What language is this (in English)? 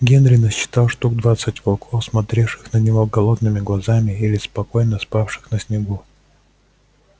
Russian